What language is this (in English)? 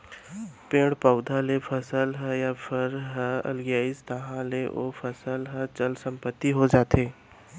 Chhattisgarhi